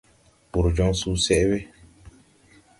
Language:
Tupuri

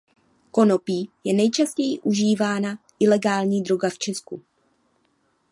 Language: Czech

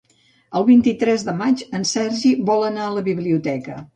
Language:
Catalan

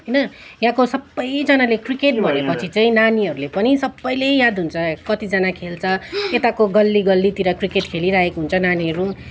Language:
Nepali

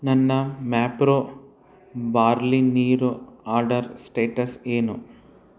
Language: Kannada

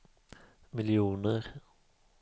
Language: Swedish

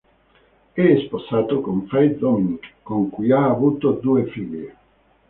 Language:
Italian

